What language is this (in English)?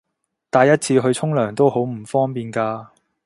Cantonese